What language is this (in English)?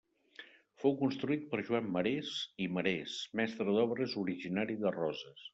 Catalan